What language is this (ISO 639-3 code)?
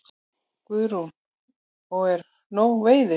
isl